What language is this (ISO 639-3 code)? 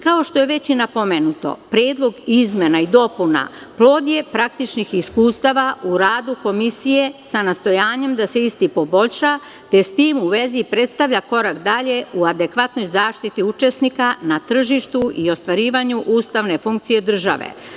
srp